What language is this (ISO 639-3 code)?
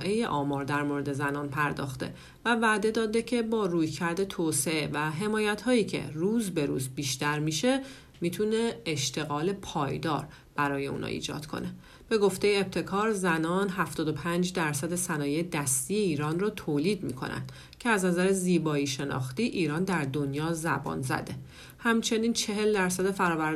fas